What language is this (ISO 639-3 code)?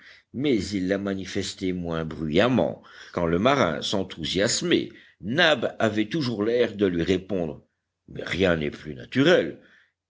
fra